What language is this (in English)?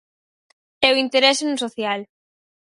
Galician